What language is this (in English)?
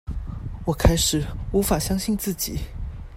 Chinese